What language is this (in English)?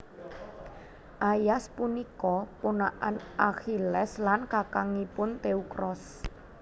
Javanese